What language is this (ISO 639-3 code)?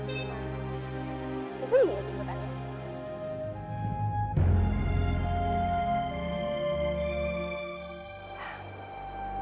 ind